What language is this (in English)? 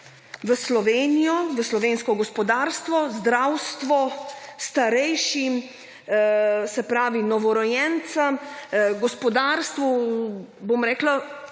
Slovenian